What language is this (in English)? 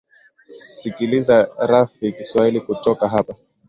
Swahili